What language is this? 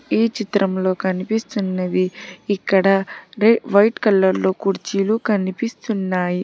Telugu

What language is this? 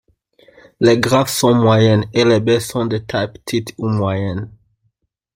French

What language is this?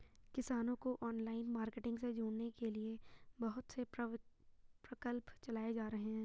Hindi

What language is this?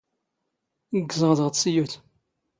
Standard Moroccan Tamazight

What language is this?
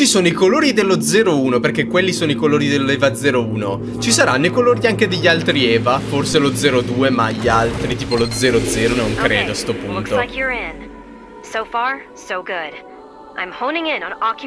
Italian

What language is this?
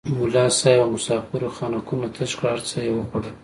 Pashto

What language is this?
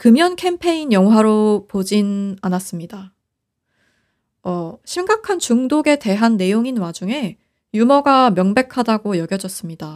Korean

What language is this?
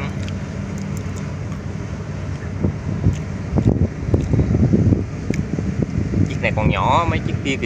Vietnamese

